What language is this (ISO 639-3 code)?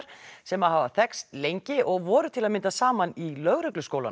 isl